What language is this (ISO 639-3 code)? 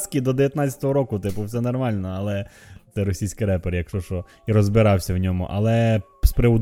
ukr